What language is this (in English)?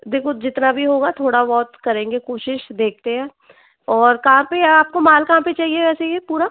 Hindi